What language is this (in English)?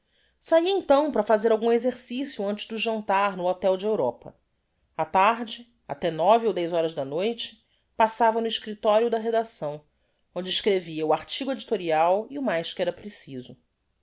Portuguese